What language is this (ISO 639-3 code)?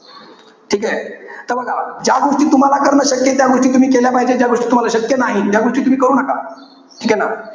mar